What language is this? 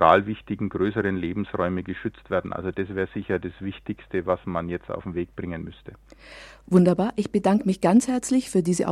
German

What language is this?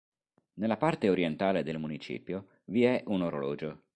Italian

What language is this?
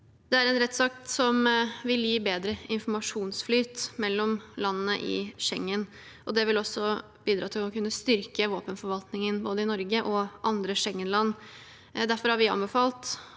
Norwegian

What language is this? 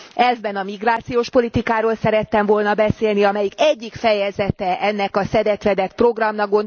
Hungarian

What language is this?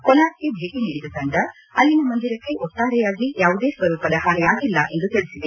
Kannada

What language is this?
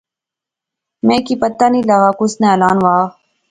Pahari-Potwari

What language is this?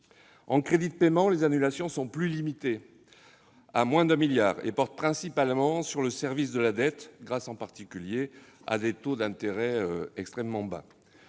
French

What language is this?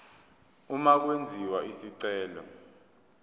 Zulu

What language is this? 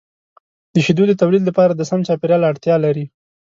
Pashto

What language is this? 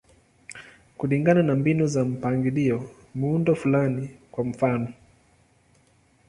Swahili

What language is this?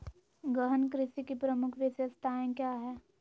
Magahi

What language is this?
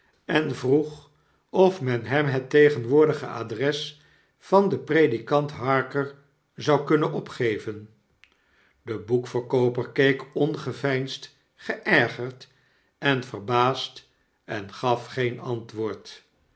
Dutch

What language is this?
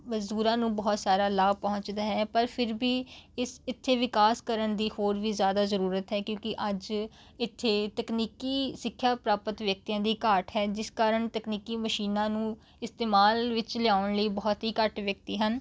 Punjabi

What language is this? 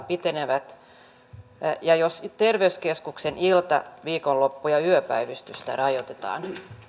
Finnish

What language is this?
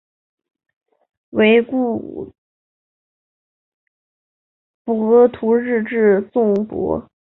Chinese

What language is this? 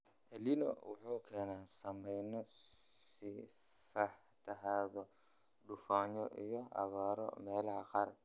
Somali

